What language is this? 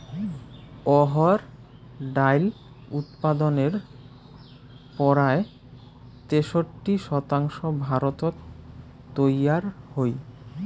Bangla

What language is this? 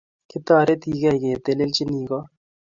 Kalenjin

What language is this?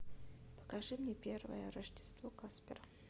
Russian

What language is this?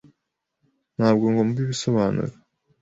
Kinyarwanda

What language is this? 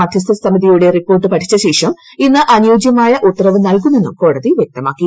Malayalam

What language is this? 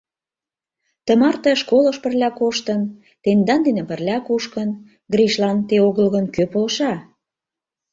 Mari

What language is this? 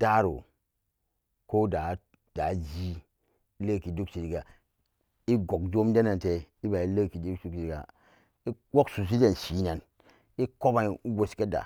Samba Daka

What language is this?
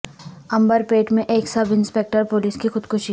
Urdu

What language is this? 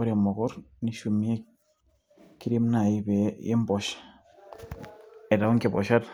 Masai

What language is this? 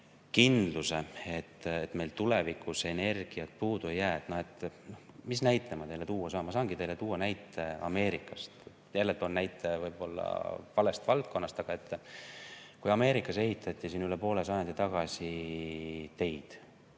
Estonian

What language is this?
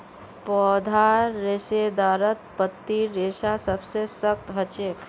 Magahi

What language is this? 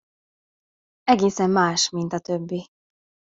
Hungarian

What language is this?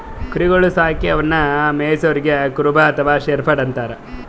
Kannada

